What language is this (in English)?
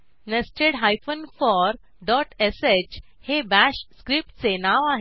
Marathi